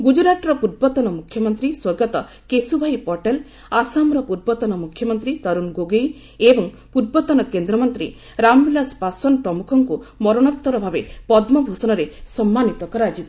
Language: Odia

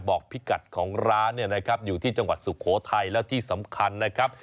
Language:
Thai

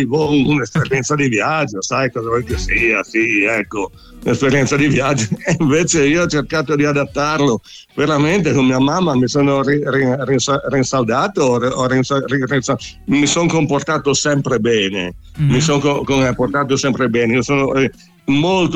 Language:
Italian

